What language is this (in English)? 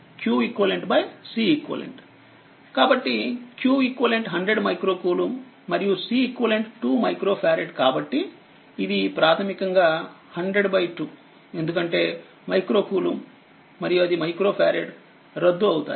Telugu